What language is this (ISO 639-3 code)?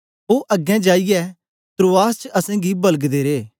doi